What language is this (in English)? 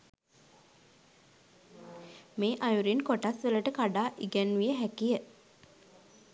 Sinhala